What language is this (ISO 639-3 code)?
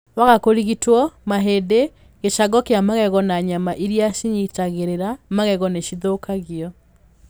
kik